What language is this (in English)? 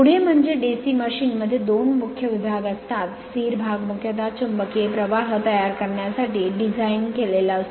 Marathi